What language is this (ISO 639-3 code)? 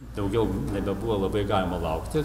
lit